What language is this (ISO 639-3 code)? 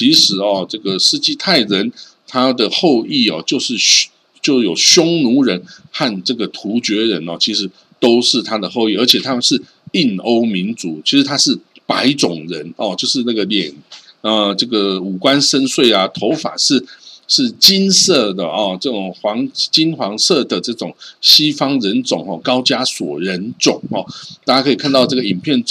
zho